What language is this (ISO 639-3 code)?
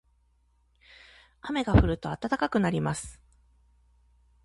jpn